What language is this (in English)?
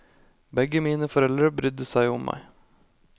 Norwegian